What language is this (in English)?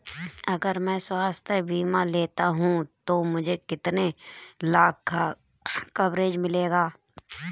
Hindi